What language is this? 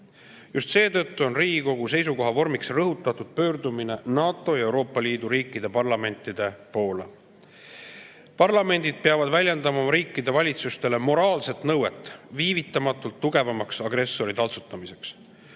Estonian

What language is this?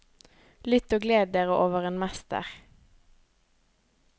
Norwegian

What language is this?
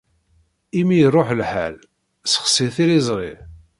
Kabyle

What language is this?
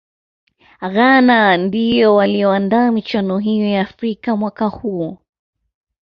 Swahili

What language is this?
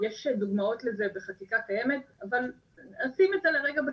Hebrew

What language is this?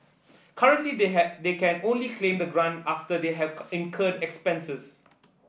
English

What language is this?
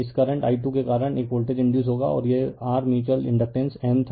Hindi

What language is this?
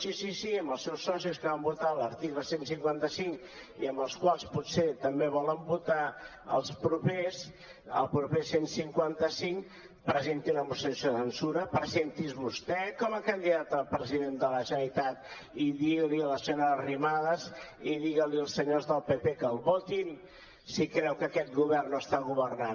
Catalan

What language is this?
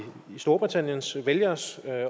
Danish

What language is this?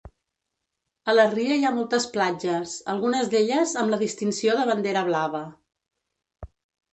Catalan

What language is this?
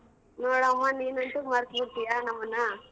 Kannada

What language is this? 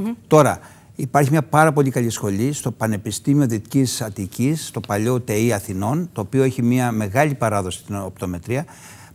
Greek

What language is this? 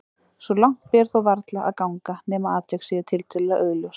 Icelandic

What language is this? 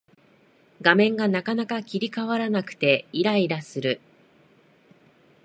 Japanese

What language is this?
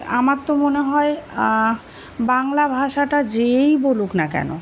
Bangla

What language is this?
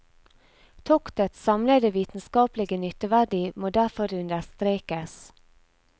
Norwegian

